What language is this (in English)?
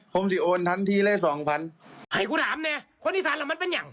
Thai